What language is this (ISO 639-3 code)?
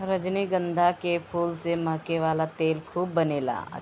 bho